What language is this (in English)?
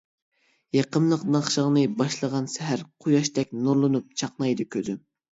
Uyghur